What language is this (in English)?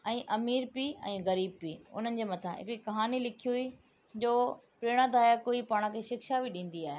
Sindhi